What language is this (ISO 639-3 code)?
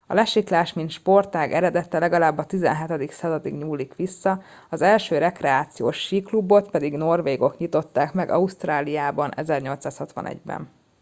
hun